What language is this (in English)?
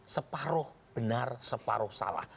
Indonesian